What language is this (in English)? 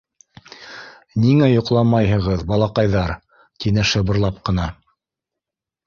Bashkir